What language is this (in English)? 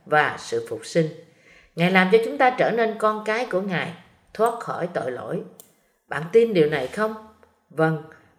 Vietnamese